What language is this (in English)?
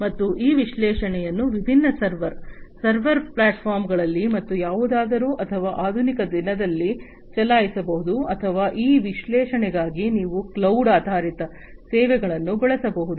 Kannada